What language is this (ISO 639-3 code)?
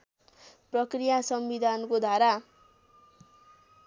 nep